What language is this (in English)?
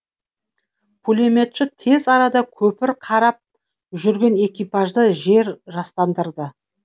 Kazakh